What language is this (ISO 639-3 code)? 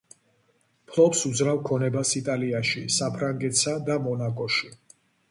kat